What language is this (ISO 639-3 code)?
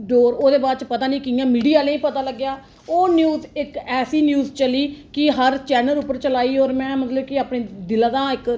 doi